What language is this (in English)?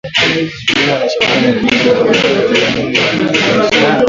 Swahili